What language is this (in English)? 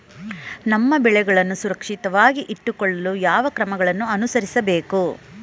Kannada